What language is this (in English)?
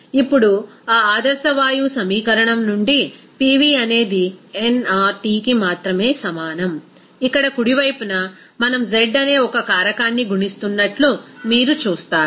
Telugu